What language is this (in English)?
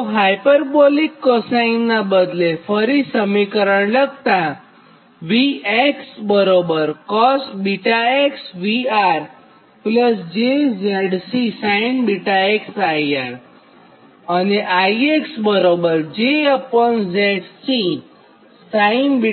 Gujarati